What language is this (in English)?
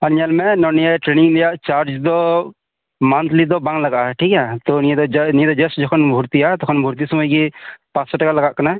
Santali